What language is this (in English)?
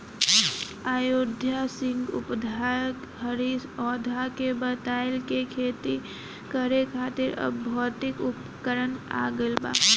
Bhojpuri